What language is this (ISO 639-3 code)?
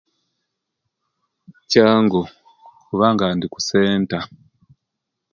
lke